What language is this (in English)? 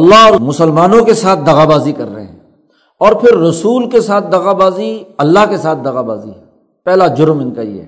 Urdu